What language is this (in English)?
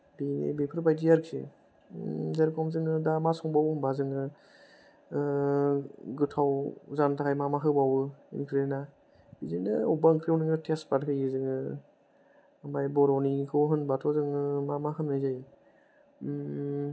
Bodo